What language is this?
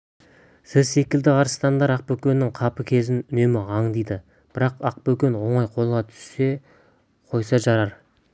Kazakh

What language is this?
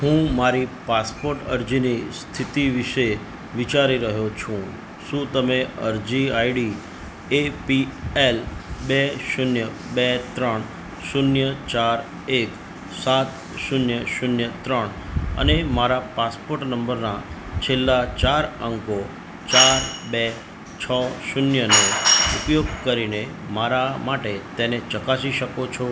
Gujarati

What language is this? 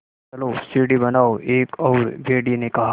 Hindi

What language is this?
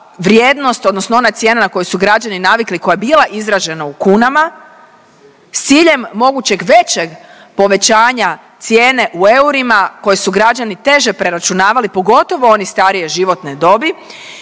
Croatian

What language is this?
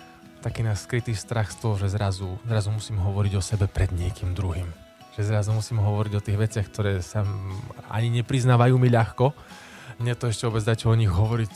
Slovak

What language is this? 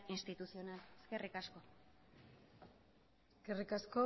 Basque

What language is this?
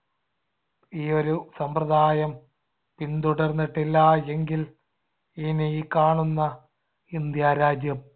Malayalam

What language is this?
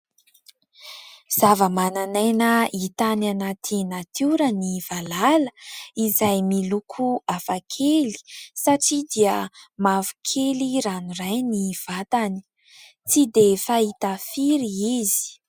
Malagasy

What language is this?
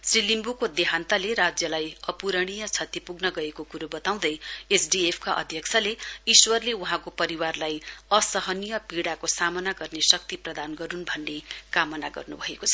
Nepali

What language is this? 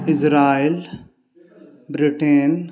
Maithili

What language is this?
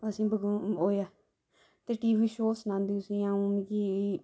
Dogri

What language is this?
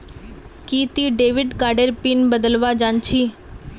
Magahi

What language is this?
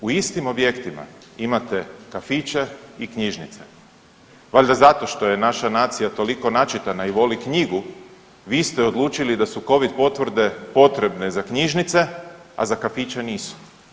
Croatian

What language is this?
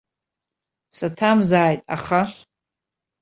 Abkhazian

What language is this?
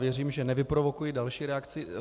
Czech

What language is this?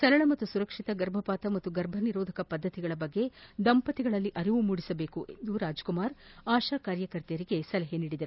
Kannada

